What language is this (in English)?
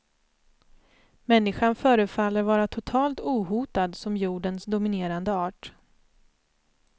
Swedish